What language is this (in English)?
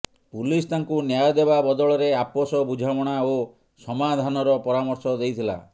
Odia